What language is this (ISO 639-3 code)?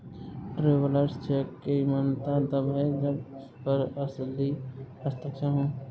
hin